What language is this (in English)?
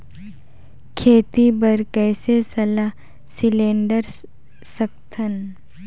Chhattisgarhi